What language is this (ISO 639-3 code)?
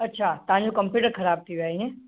snd